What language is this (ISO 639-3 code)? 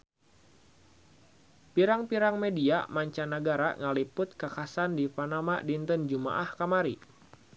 sun